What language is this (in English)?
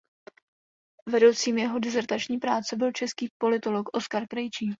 Czech